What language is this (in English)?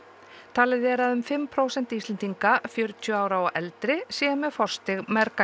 Icelandic